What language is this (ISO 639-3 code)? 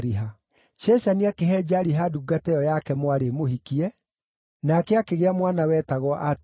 kik